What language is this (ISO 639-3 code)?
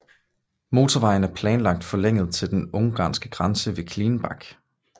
dan